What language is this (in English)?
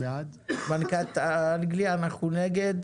Hebrew